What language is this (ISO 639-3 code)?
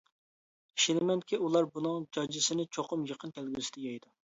uig